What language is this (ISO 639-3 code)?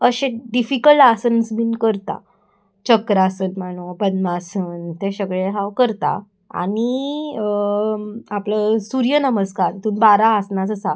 kok